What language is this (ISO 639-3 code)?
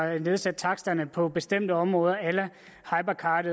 dan